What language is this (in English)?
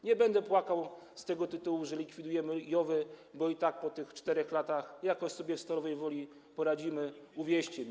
Polish